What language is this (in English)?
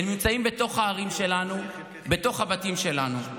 Hebrew